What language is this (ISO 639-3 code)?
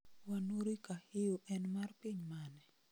luo